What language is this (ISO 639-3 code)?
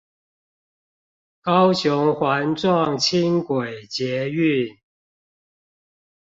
zho